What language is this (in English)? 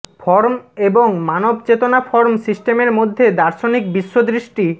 Bangla